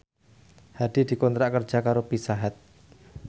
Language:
Javanese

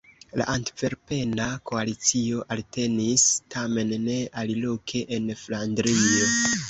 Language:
Esperanto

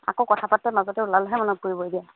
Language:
Assamese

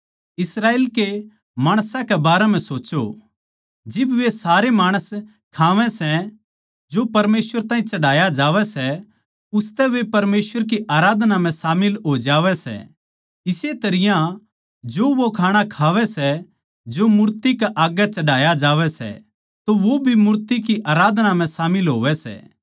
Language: Haryanvi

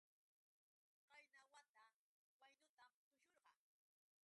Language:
Yauyos Quechua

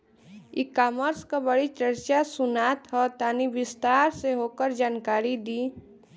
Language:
Bhojpuri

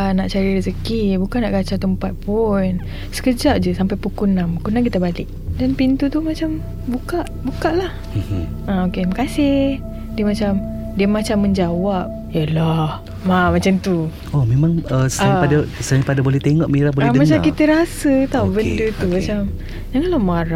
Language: Malay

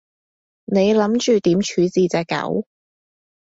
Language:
Cantonese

